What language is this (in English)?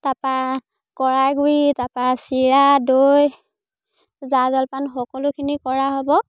Assamese